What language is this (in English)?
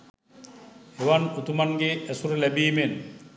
Sinhala